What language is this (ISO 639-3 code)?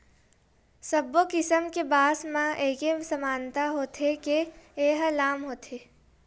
hne